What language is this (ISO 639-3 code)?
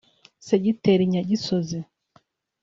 kin